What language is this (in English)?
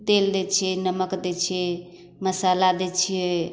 Maithili